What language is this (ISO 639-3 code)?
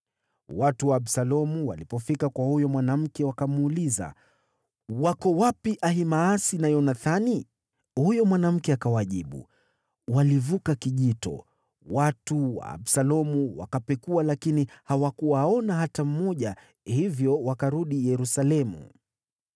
swa